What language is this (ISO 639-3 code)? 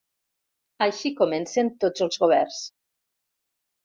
cat